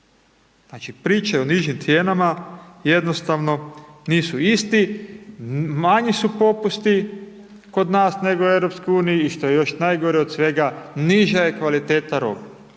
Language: Croatian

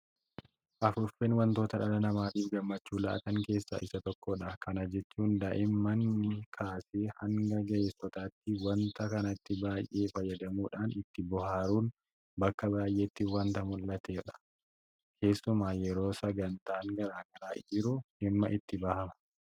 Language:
Oromo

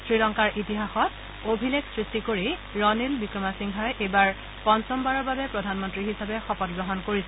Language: Assamese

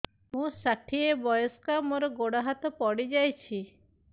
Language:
Odia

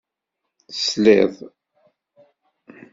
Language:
Kabyle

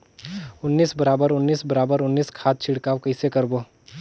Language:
Chhattisgarhi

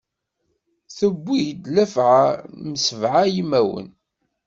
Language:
Kabyle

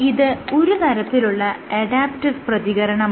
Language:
Malayalam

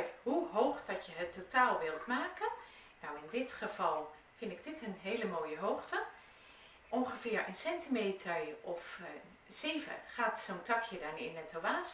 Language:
Dutch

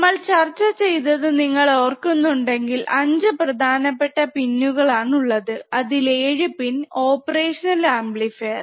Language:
Malayalam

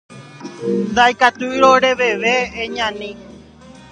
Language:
Guarani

